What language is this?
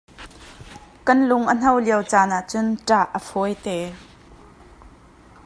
Hakha Chin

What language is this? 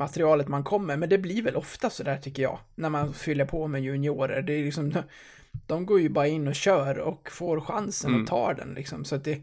Swedish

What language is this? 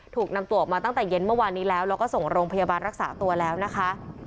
Thai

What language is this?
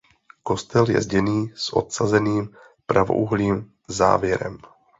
Czech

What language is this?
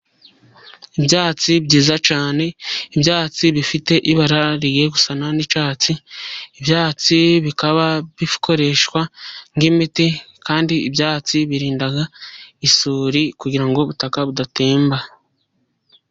Kinyarwanda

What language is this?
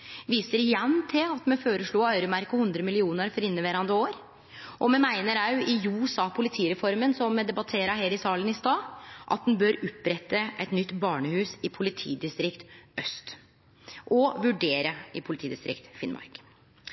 Norwegian Nynorsk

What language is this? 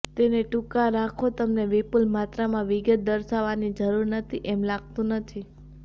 Gujarati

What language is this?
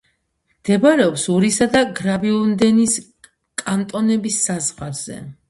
Georgian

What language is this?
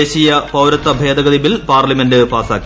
Malayalam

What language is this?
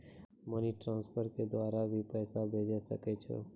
Maithili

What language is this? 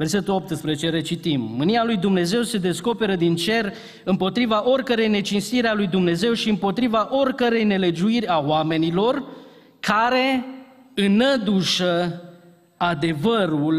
Romanian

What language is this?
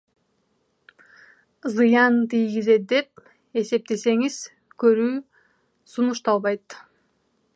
Kyrgyz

